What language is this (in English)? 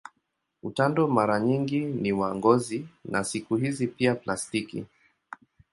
Swahili